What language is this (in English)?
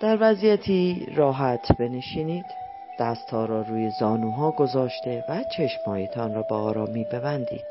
Persian